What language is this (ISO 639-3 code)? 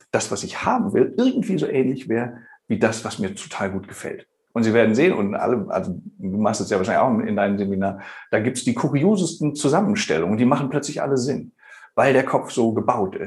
deu